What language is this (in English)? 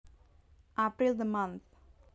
Javanese